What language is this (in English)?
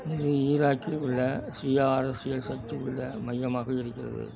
Tamil